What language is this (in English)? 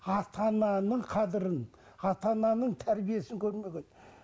Kazakh